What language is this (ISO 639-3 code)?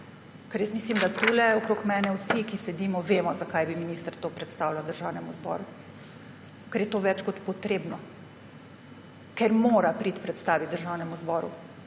slv